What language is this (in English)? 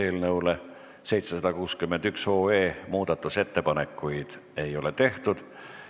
Estonian